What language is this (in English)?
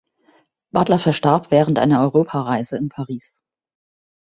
German